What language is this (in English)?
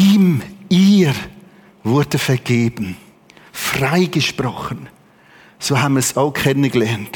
German